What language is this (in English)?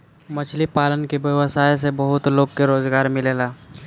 Bhojpuri